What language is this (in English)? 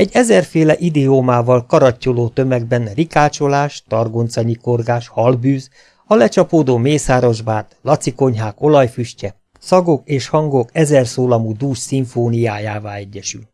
Hungarian